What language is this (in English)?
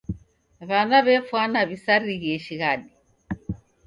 Taita